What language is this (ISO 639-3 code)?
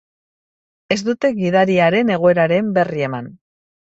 eus